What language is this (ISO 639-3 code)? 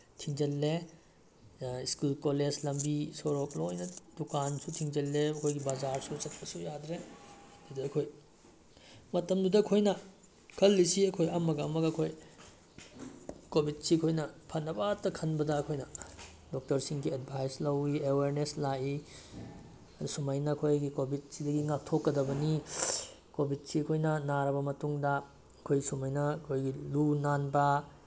mni